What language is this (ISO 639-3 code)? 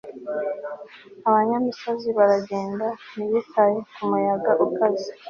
kin